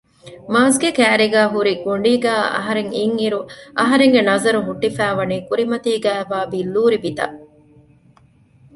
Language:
Divehi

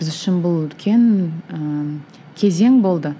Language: Kazakh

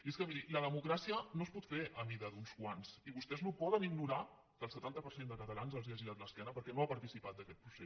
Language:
Catalan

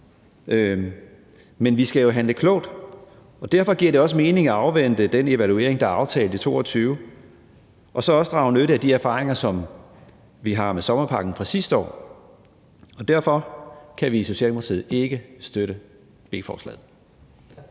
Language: Danish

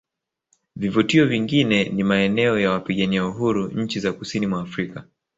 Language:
Swahili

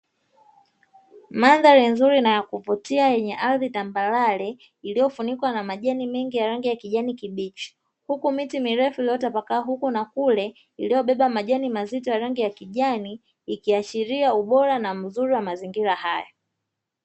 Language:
Swahili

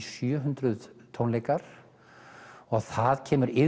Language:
Icelandic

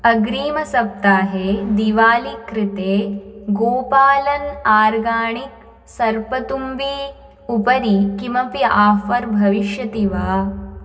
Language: Sanskrit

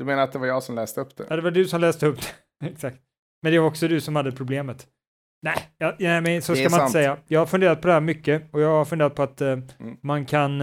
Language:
Swedish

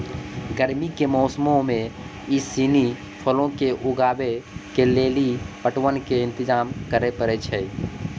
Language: Maithili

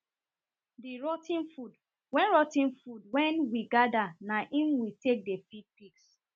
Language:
Nigerian Pidgin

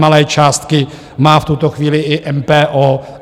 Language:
Czech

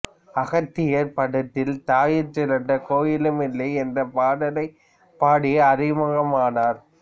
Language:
Tamil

